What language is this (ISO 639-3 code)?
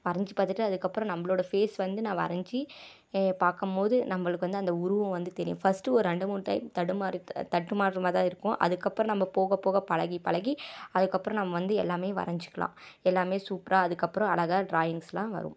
tam